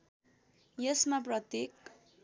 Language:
Nepali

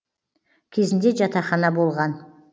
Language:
Kazakh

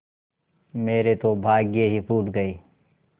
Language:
Hindi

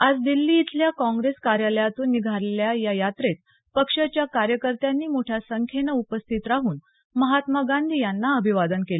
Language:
Marathi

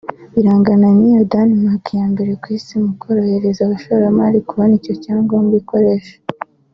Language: Kinyarwanda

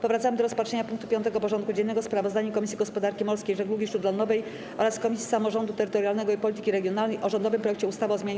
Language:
Polish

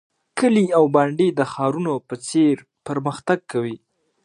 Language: Pashto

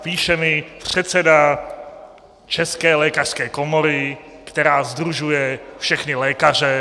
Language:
Czech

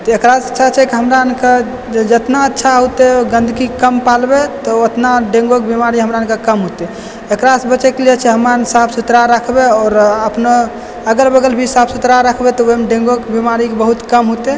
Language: Maithili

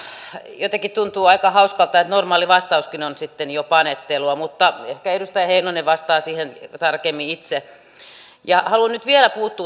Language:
Finnish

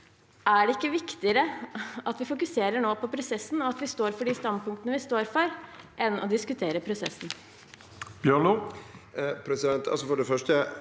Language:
Norwegian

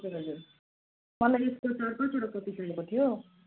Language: Nepali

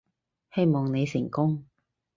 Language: Cantonese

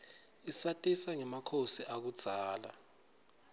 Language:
Swati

